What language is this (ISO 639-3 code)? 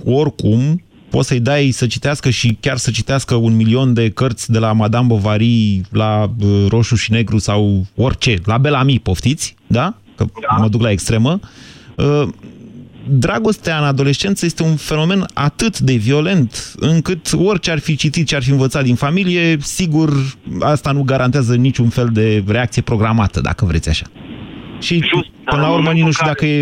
ron